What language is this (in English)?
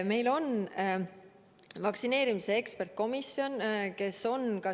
Estonian